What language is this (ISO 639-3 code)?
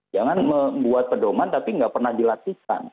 ind